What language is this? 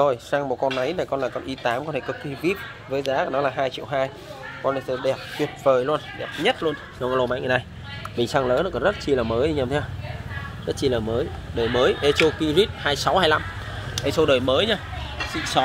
Vietnamese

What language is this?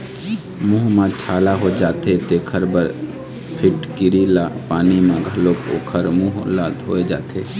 Chhattisgarhi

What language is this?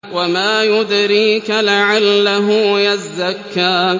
Arabic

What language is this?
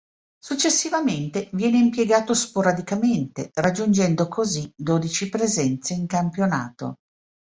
Italian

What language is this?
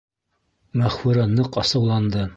Bashkir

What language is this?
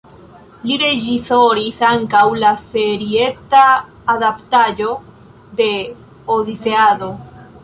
Esperanto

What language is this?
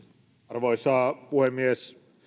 Finnish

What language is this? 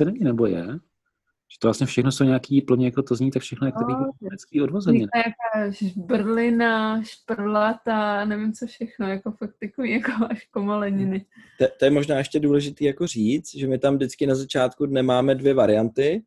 Czech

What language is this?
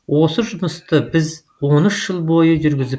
Kazakh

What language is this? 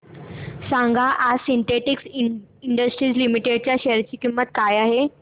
Marathi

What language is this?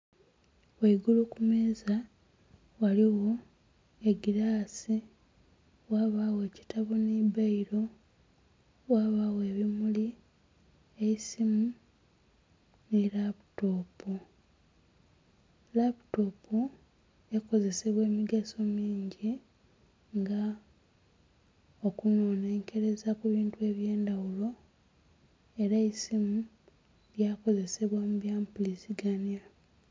Soga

